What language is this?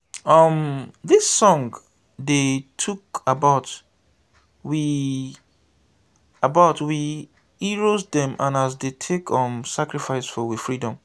Nigerian Pidgin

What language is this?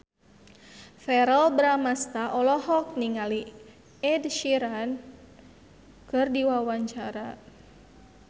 Sundanese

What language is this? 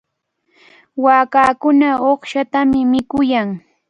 Cajatambo North Lima Quechua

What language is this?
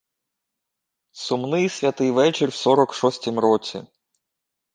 Ukrainian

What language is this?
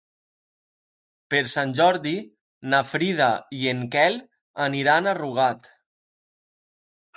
Catalan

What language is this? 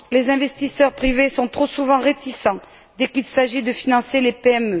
French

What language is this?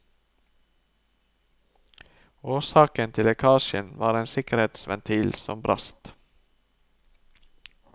Norwegian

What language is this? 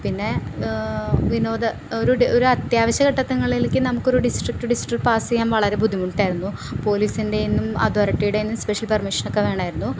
Malayalam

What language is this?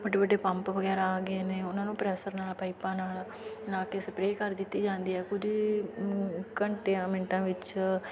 Punjabi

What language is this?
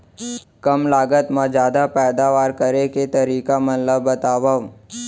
Chhattisgarhi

